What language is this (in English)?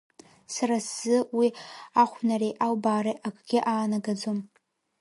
Abkhazian